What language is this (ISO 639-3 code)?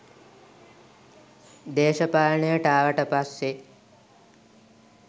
sin